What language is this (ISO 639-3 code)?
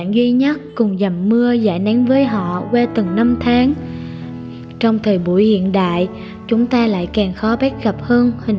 vie